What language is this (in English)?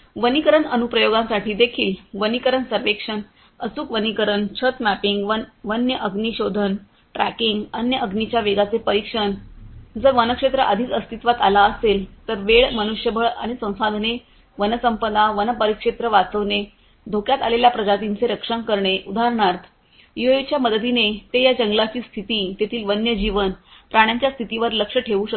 Marathi